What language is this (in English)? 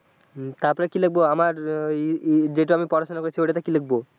Bangla